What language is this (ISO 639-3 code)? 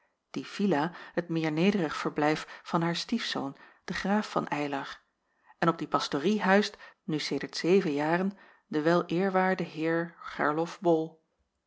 nld